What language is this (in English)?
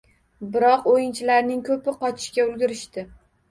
Uzbek